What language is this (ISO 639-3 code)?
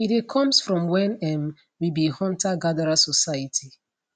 pcm